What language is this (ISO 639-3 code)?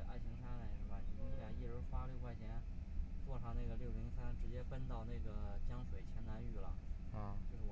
zho